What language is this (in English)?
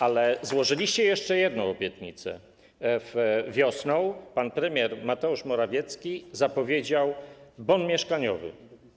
Polish